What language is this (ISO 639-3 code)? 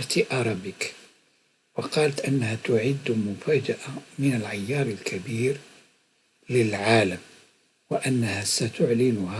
ara